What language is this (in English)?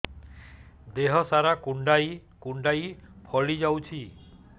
Odia